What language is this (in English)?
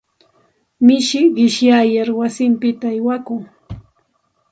Santa Ana de Tusi Pasco Quechua